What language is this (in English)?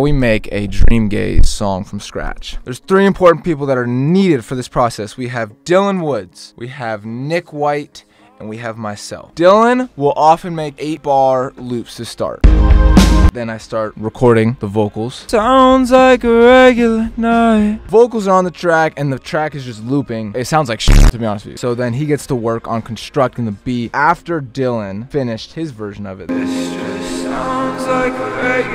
English